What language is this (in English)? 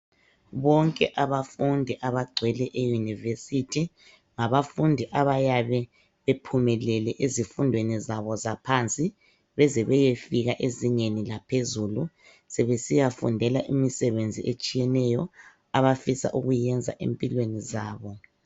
North Ndebele